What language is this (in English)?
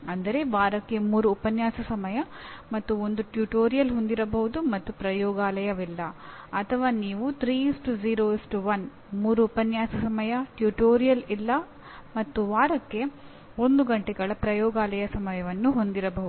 Kannada